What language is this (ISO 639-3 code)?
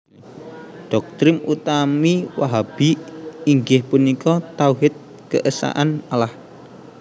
jav